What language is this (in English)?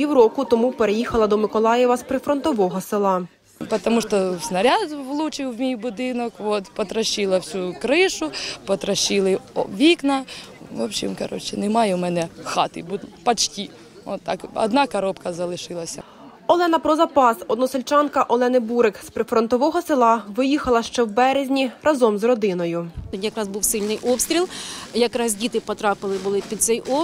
Ukrainian